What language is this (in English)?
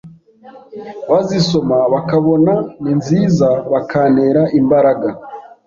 Kinyarwanda